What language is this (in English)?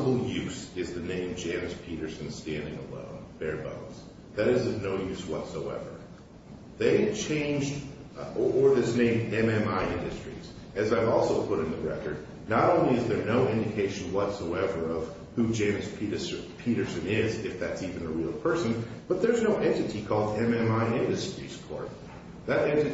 English